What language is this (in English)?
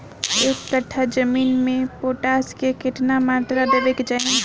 Bhojpuri